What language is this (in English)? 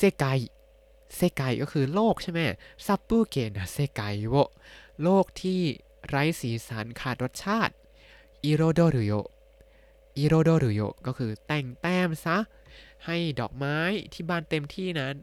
Thai